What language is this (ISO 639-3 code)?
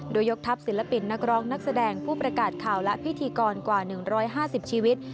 tha